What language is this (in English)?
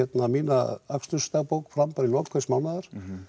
Icelandic